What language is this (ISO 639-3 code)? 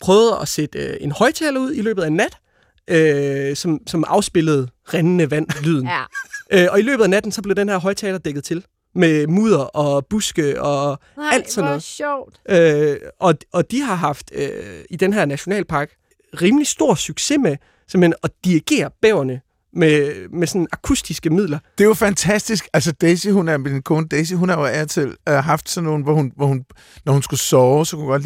dan